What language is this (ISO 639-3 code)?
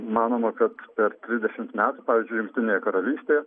lit